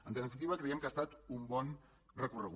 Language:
Catalan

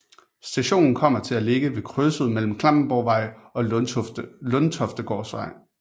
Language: Danish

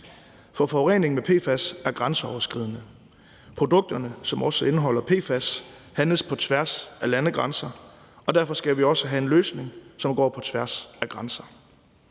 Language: Danish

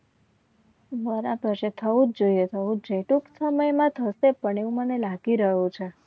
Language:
Gujarati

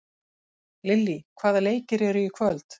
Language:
Icelandic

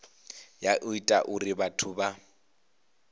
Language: Venda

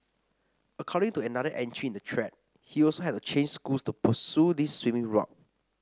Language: English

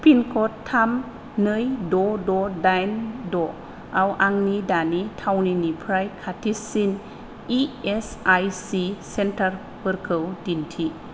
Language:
Bodo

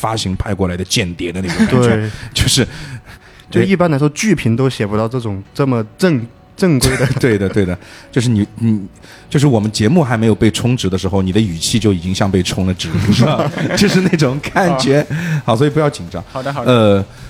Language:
Chinese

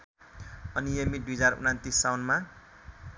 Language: Nepali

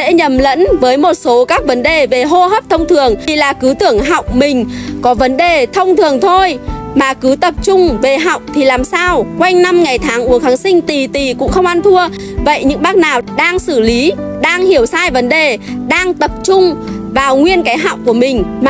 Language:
Vietnamese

